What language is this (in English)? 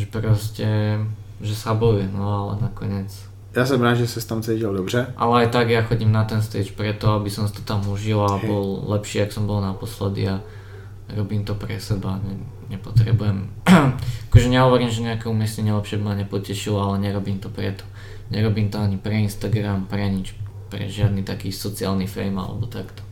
Czech